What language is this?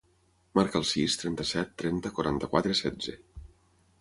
Catalan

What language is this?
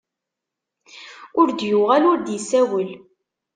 Kabyle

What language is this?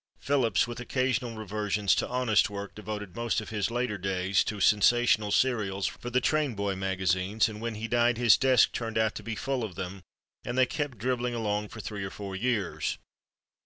English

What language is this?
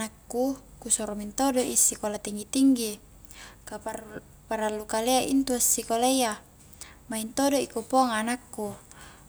Highland Konjo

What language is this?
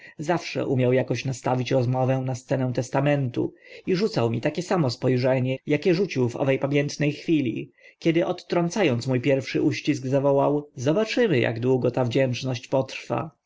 Polish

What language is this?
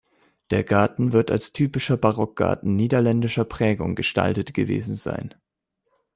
German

